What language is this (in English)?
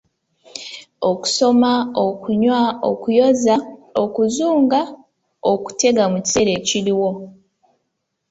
Ganda